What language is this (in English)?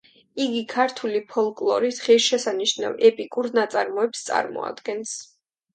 Georgian